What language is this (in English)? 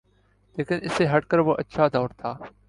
Urdu